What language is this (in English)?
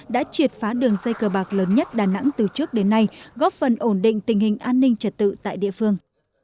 Vietnamese